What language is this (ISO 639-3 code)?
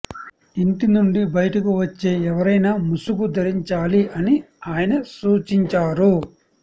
tel